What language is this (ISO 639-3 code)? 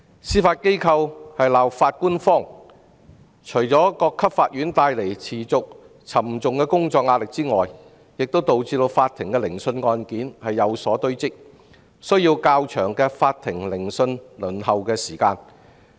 yue